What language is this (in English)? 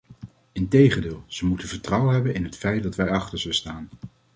Dutch